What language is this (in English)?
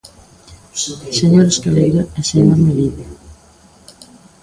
Galician